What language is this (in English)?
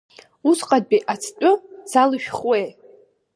Abkhazian